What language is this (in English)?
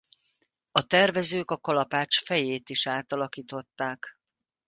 Hungarian